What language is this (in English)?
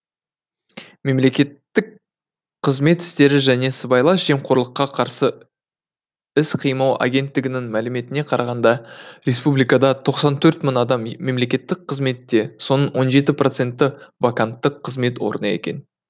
Kazakh